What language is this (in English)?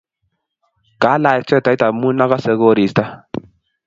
Kalenjin